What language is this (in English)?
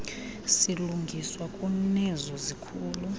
Xhosa